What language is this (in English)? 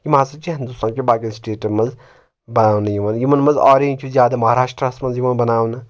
Kashmiri